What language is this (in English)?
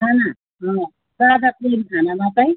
Nepali